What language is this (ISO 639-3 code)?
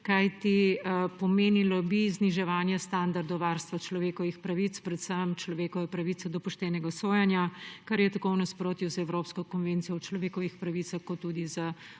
slv